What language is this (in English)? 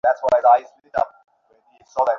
Bangla